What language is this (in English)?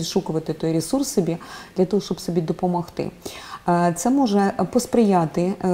Ukrainian